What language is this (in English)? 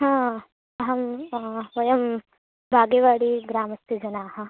Sanskrit